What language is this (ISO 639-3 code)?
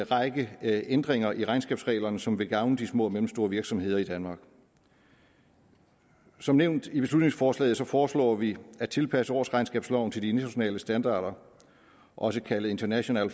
dan